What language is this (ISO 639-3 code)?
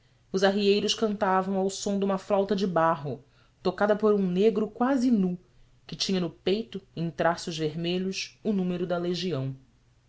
por